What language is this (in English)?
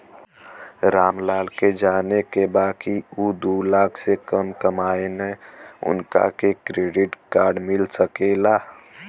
Bhojpuri